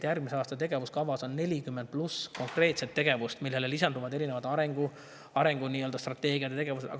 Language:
Estonian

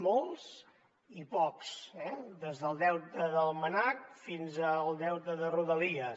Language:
Catalan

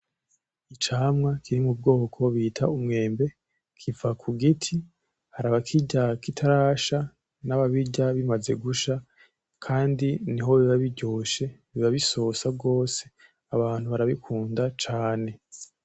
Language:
Rundi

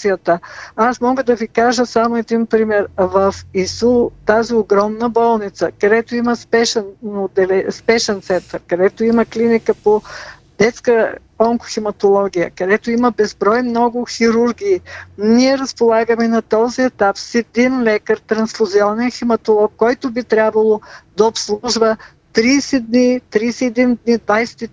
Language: Bulgarian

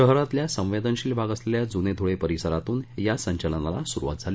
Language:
Marathi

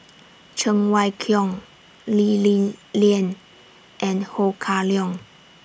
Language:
English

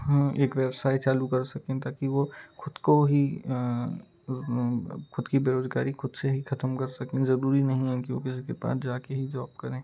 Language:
Hindi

